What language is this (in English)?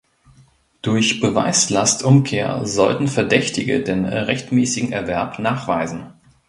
German